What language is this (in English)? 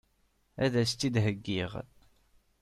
Kabyle